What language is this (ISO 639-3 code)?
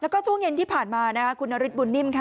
tha